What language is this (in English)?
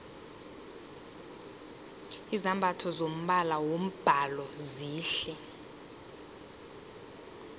South Ndebele